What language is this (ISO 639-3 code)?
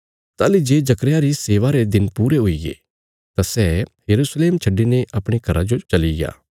kfs